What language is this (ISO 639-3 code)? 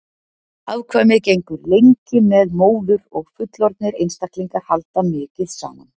isl